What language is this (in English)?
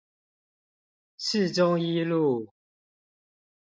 Chinese